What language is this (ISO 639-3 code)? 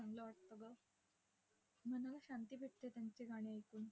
mar